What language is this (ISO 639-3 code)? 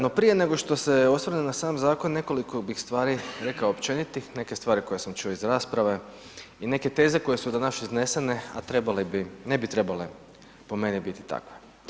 hrv